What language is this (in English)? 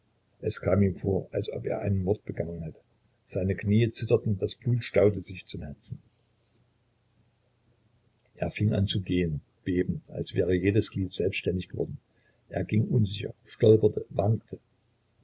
German